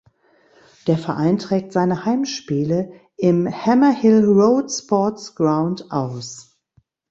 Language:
German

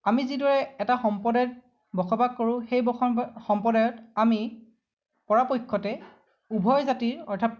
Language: Assamese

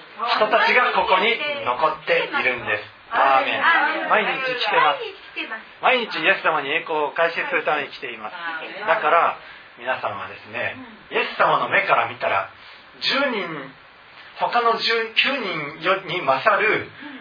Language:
Japanese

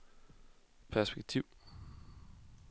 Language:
Danish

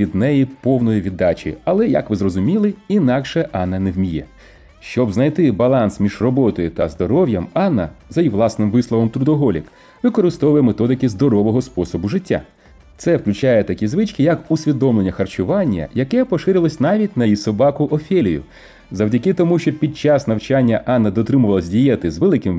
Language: Ukrainian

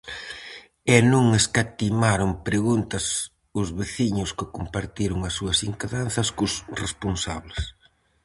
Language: Galician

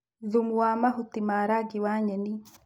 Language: Kikuyu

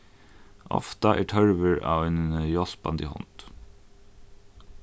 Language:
Faroese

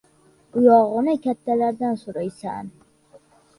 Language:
Uzbek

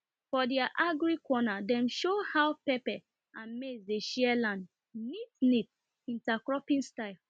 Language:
Nigerian Pidgin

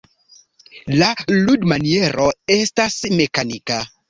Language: Esperanto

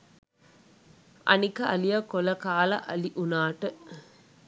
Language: Sinhala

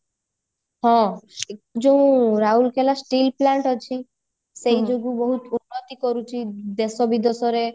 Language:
Odia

